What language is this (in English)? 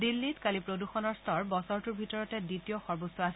Assamese